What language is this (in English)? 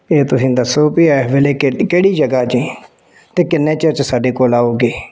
Punjabi